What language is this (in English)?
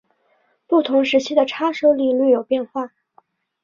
Chinese